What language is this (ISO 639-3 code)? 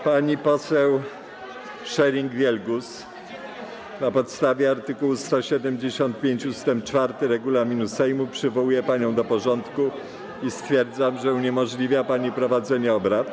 pol